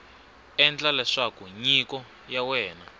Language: Tsonga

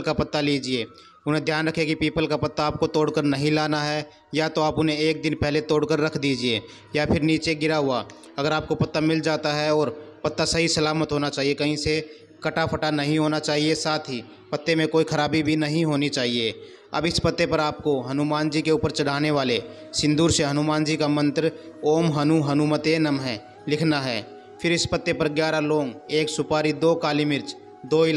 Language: Hindi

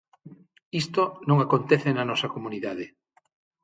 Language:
Galician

